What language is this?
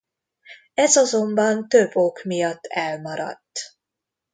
Hungarian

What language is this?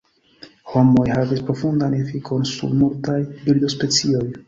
Esperanto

